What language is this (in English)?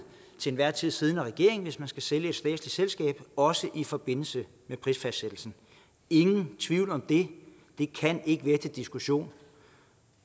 Danish